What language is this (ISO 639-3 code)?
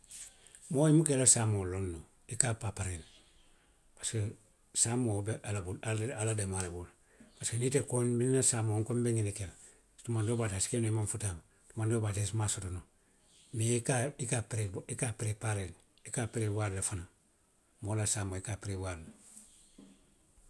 mlq